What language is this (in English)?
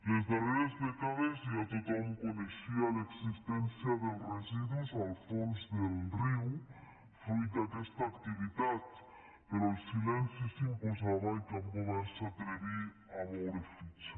Catalan